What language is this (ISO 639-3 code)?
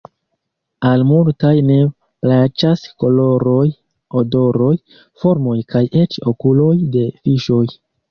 epo